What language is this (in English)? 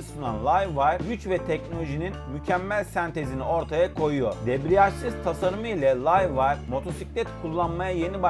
Turkish